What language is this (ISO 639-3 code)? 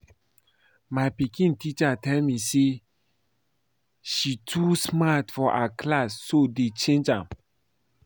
pcm